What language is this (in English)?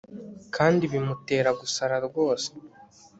Kinyarwanda